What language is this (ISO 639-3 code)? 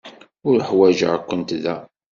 kab